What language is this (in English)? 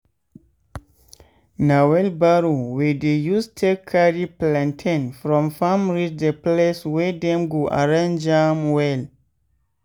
Nigerian Pidgin